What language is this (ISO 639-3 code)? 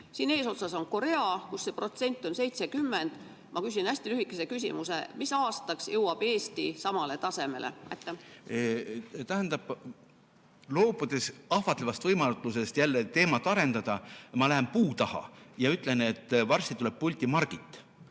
est